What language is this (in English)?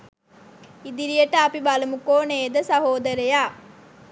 Sinhala